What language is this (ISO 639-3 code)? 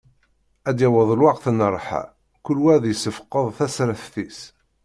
kab